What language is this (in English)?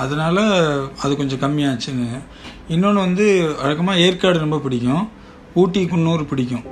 Tamil